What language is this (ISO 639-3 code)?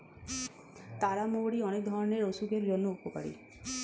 ben